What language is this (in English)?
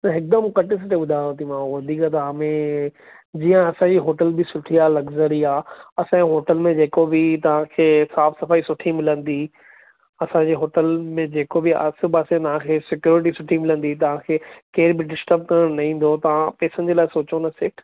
Sindhi